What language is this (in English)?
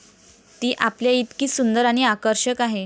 Marathi